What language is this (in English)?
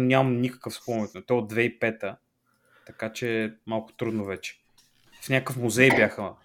Bulgarian